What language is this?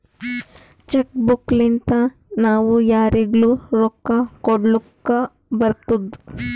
Kannada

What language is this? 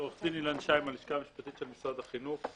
Hebrew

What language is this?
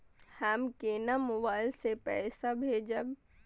Maithili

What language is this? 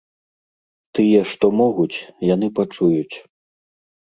Belarusian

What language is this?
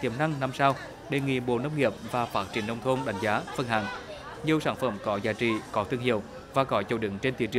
Vietnamese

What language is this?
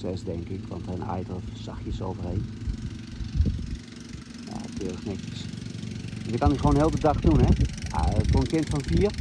Dutch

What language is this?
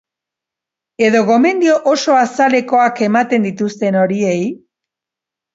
Basque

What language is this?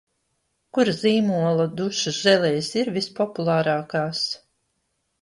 Latvian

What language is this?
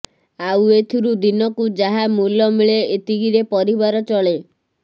Odia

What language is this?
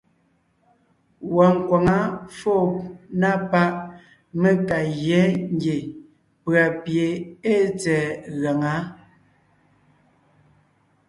Ngiemboon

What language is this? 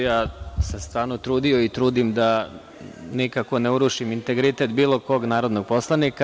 Serbian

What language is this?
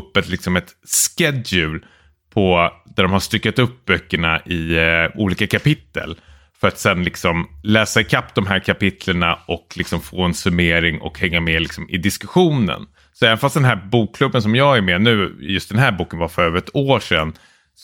Swedish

